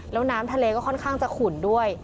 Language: Thai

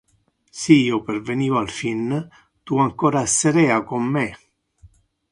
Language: Interlingua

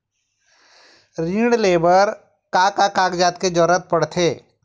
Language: Chhattisgarhi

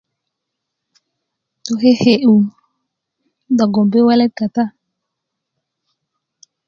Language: Kuku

